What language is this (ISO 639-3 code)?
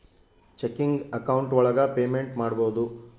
kan